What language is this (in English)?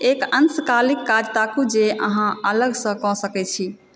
Maithili